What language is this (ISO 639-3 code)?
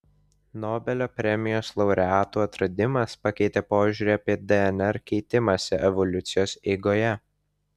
lit